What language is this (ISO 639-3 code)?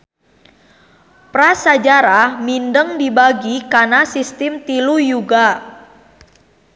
sun